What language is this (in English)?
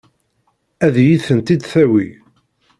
Kabyle